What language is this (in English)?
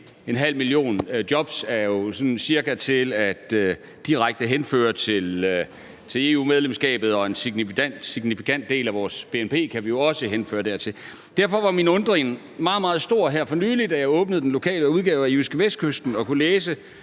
Danish